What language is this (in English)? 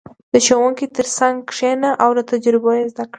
Pashto